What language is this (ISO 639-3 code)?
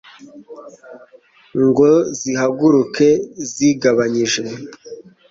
kin